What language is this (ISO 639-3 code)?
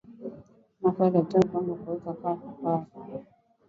swa